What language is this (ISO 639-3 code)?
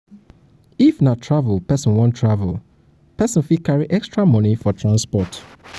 pcm